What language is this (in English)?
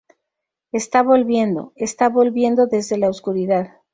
Spanish